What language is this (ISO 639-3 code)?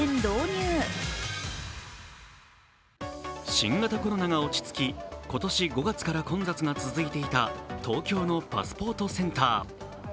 jpn